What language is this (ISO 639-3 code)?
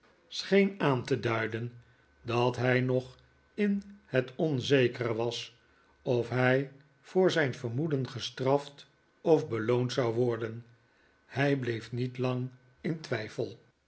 nld